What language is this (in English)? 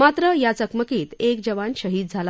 Marathi